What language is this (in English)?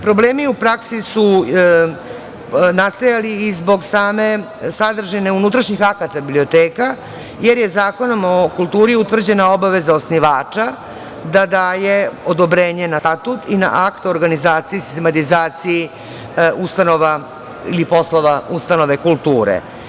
Serbian